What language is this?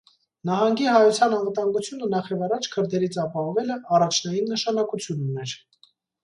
Armenian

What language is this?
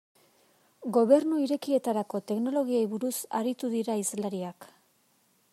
Basque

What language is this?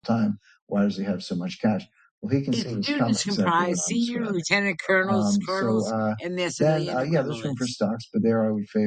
English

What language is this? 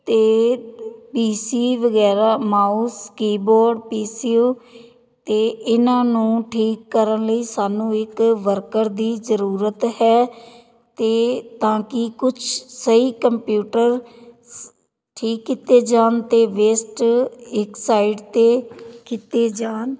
Punjabi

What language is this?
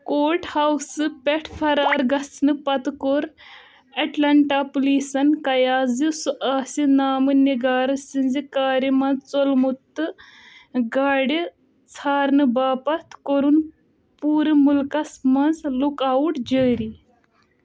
Kashmiri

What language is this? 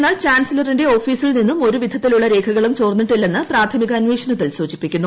Malayalam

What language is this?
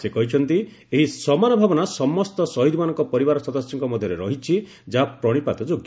Odia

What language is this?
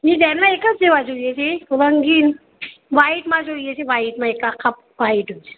Gujarati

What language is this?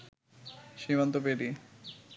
Bangla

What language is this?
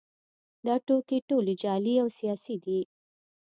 Pashto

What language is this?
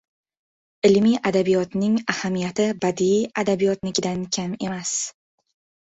Uzbek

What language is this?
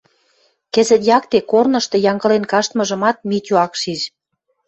Western Mari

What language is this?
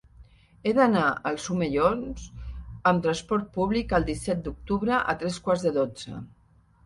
Catalan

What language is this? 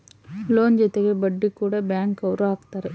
Kannada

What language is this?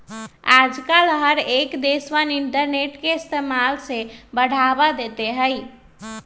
Magahi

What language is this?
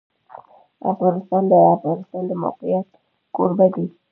Pashto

